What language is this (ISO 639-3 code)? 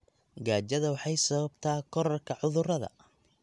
som